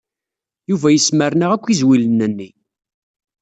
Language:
Kabyle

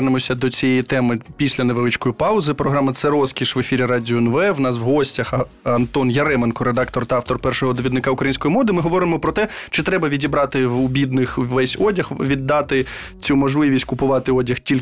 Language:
Ukrainian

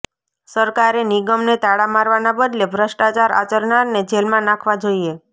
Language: Gujarati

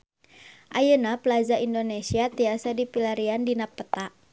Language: Sundanese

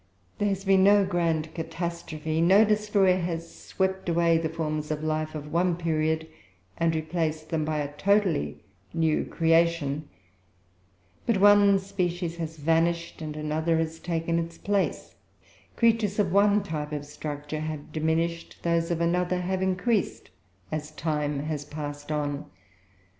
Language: English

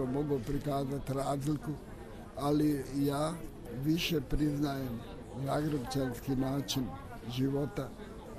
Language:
Croatian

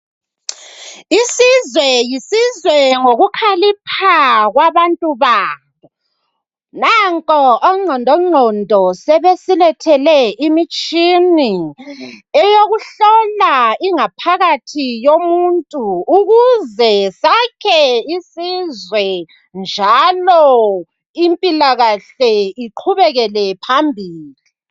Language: North Ndebele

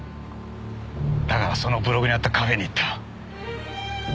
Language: Japanese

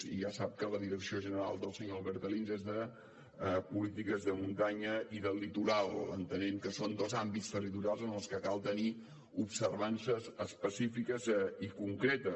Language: Catalan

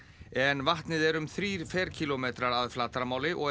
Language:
Icelandic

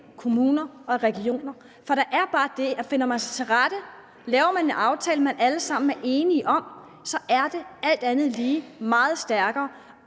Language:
Danish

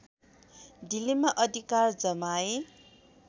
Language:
Nepali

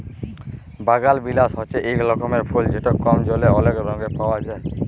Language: Bangla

